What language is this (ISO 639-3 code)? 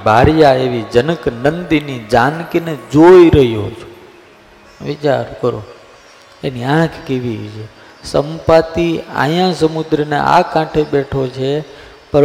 guj